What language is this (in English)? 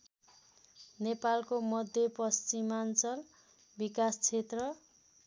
Nepali